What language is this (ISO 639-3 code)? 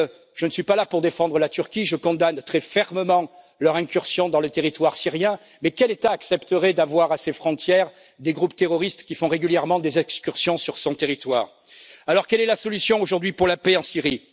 fra